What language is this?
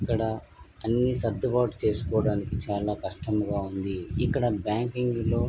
Telugu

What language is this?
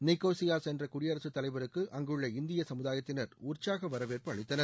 Tamil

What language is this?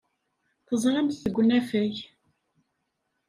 Kabyle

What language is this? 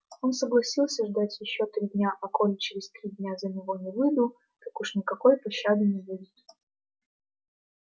Russian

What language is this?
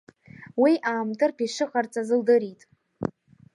Abkhazian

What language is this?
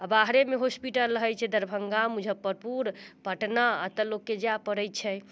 Maithili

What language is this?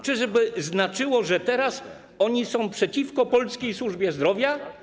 Polish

